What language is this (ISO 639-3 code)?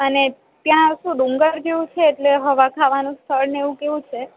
guj